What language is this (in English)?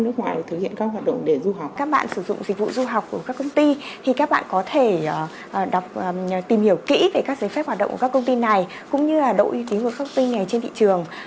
Vietnamese